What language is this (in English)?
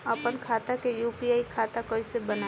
Bhojpuri